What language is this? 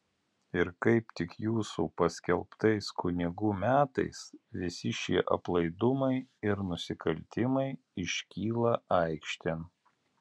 Lithuanian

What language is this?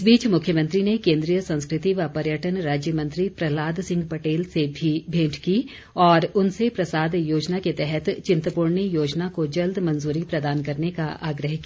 Hindi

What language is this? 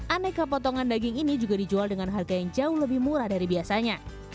Indonesian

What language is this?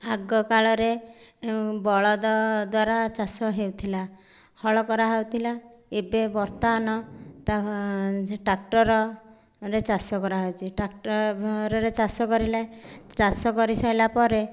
Odia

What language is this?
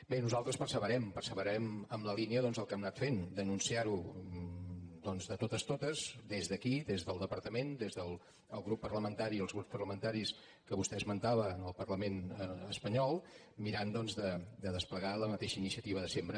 Catalan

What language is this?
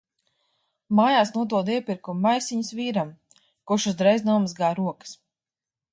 Latvian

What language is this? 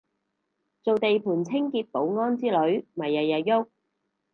Cantonese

